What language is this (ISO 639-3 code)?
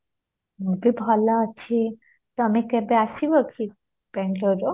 ori